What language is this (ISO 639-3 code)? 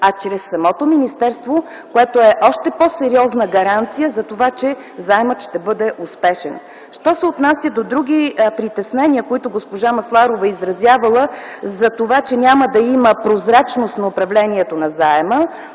bul